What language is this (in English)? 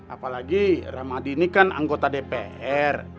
Indonesian